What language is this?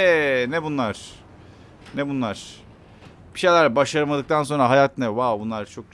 Turkish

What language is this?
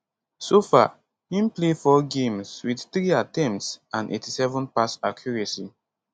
Nigerian Pidgin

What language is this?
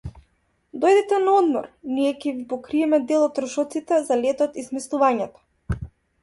Macedonian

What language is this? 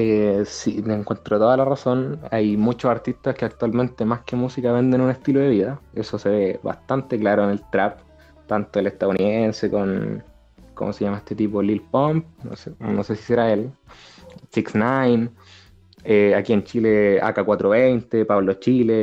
Spanish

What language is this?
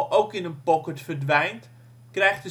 Dutch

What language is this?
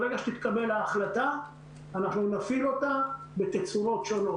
Hebrew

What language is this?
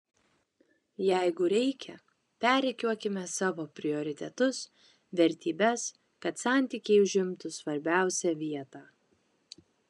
Lithuanian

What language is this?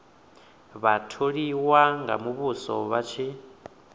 Venda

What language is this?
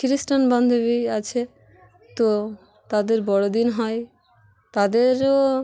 Bangla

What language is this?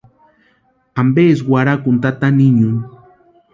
Western Highland Purepecha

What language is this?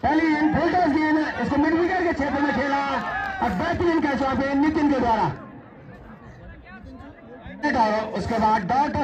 Hindi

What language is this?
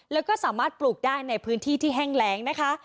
Thai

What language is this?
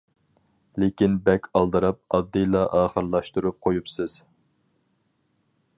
Uyghur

